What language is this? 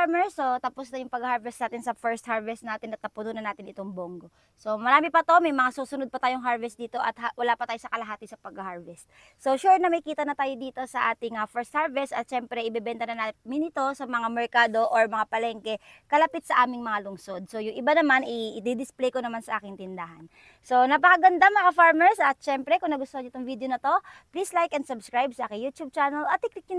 Filipino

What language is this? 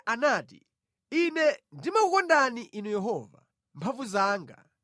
Nyanja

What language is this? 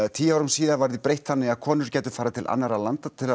Icelandic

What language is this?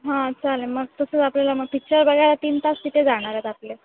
Marathi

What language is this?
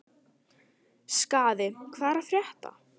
Icelandic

